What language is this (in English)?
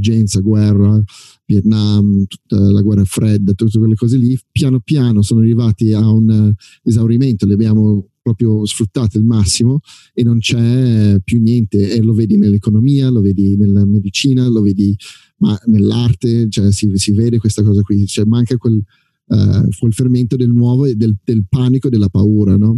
Italian